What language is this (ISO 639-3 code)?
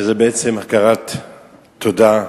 heb